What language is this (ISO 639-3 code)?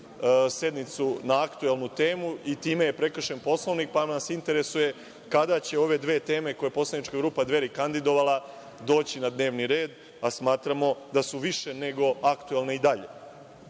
srp